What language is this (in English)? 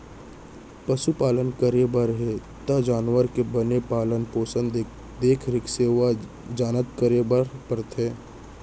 Chhattisgarhi